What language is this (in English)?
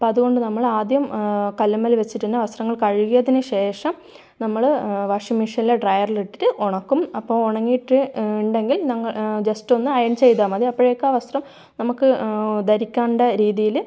Malayalam